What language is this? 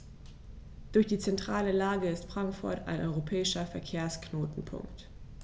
German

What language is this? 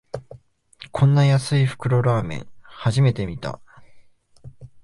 Japanese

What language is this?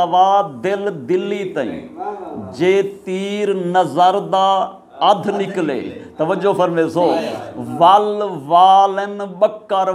Punjabi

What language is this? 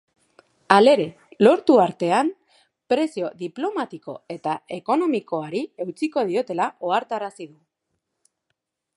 Basque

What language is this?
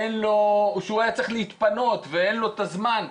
Hebrew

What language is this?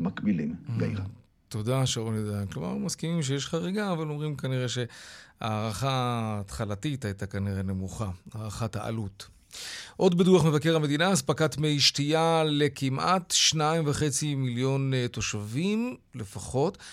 Hebrew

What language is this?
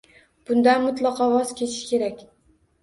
Uzbek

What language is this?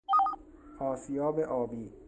Persian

